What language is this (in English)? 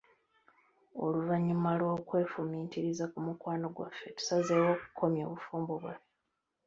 Ganda